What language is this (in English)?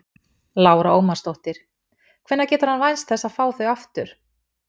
Icelandic